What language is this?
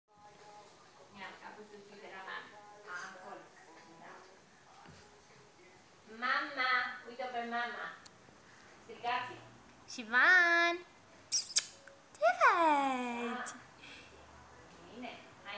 Romanian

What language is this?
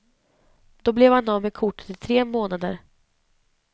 Swedish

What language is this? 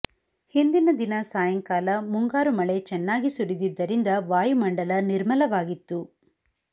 Kannada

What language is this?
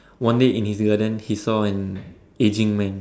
English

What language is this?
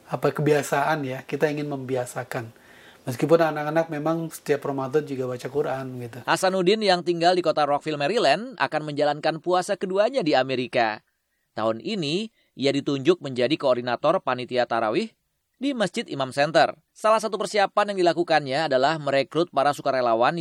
Indonesian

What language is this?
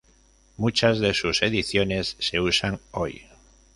Spanish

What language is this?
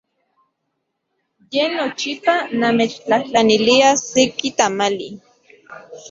Central Puebla Nahuatl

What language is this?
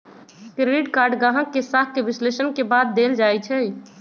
Magahi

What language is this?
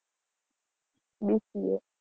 Gujarati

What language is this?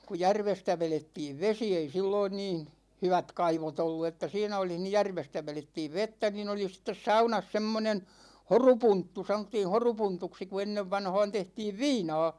Finnish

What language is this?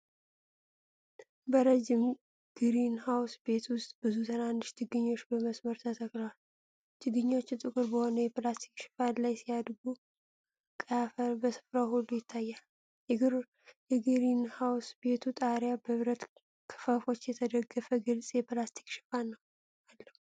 Amharic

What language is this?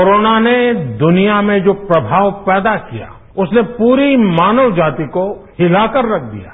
Hindi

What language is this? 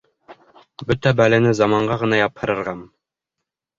Bashkir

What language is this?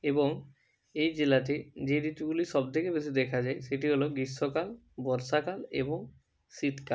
Bangla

